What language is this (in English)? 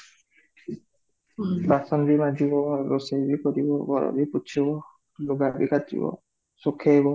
Odia